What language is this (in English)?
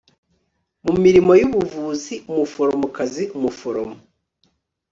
Kinyarwanda